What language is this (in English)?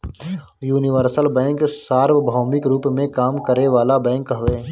Bhojpuri